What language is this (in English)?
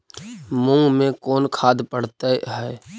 Magahi